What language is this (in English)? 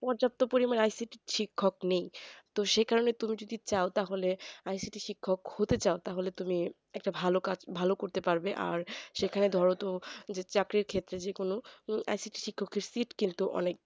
Bangla